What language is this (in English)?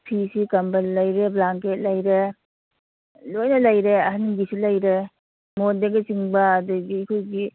Manipuri